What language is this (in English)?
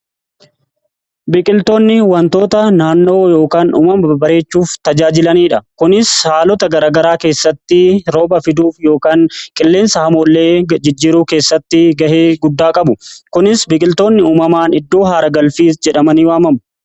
Oromo